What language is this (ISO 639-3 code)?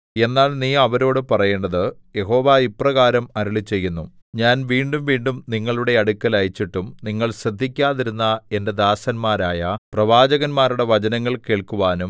mal